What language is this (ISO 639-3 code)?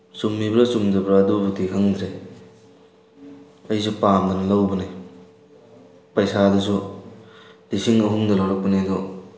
mni